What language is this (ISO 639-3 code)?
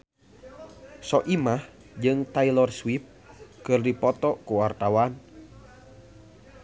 sun